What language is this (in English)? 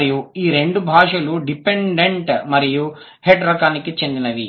Telugu